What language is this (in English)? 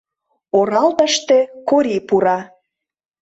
Mari